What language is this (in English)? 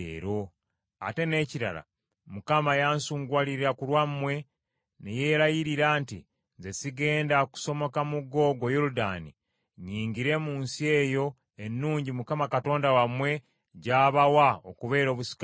Ganda